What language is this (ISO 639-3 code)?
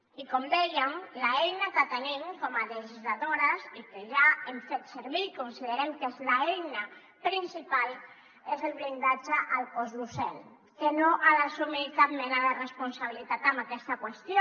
cat